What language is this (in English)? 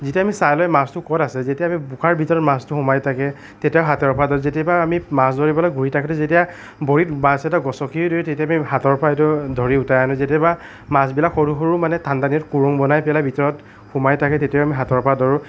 Assamese